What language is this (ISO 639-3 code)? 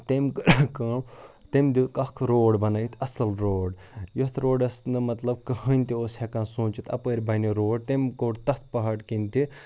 kas